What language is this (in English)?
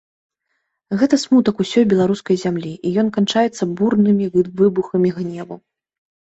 Belarusian